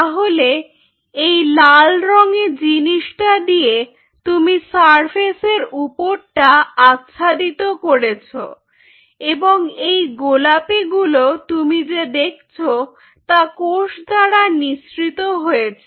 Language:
Bangla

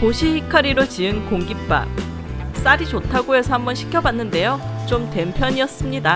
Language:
Korean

